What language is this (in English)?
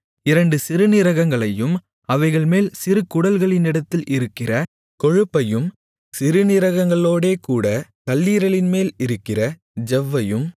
Tamil